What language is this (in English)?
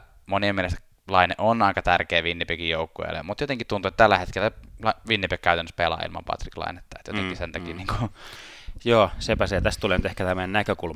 Finnish